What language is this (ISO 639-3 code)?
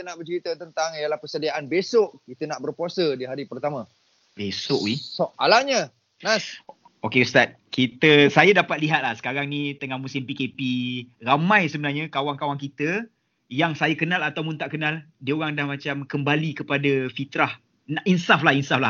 msa